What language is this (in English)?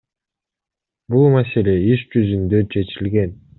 Kyrgyz